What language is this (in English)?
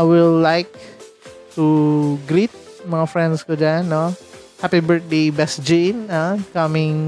Filipino